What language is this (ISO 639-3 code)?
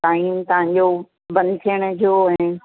snd